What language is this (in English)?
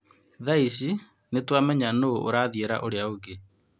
Kikuyu